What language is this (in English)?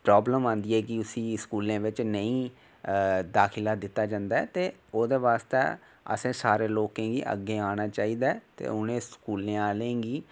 Dogri